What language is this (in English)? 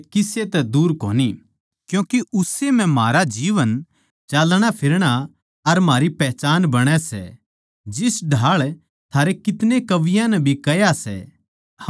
Haryanvi